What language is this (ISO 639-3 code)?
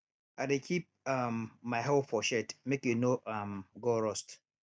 pcm